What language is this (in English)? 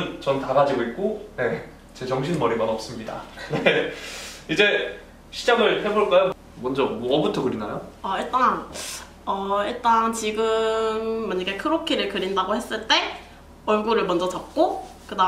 Korean